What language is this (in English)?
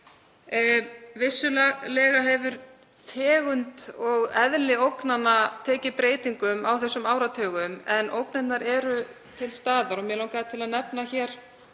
Icelandic